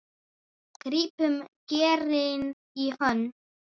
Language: Icelandic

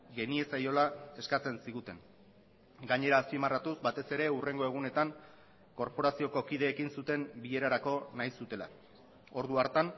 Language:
Basque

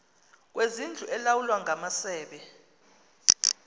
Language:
Xhosa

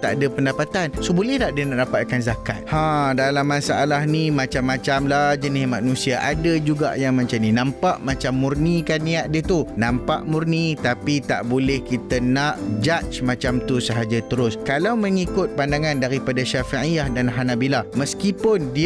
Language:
Malay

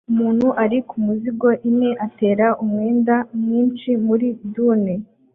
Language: Kinyarwanda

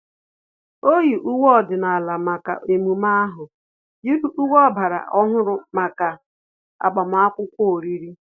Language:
Igbo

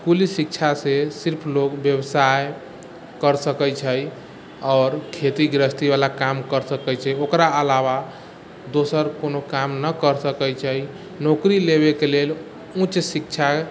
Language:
Maithili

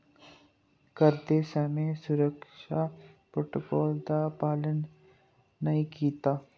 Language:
Dogri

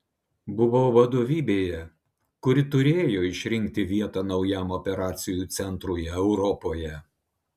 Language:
Lithuanian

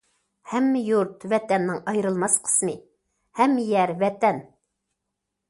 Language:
Uyghur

